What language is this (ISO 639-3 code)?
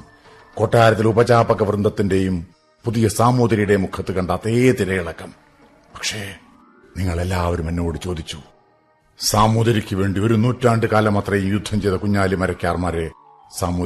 mal